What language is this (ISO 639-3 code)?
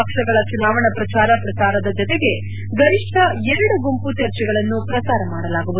kan